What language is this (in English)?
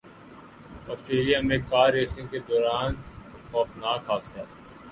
Urdu